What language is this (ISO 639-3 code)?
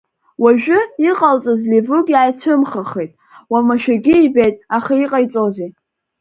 abk